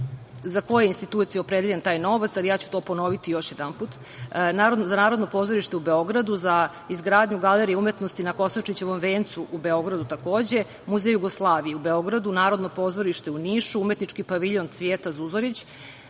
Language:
Serbian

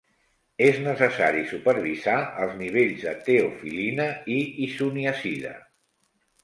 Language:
Catalan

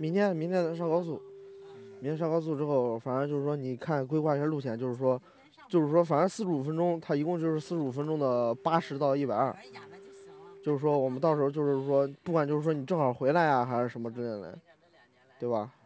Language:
Chinese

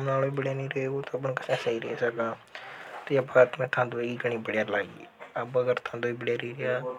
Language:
Hadothi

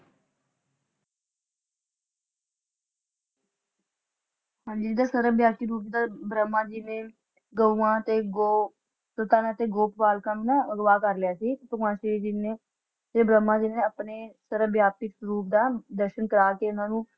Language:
Punjabi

